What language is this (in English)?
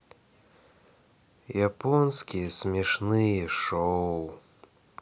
Russian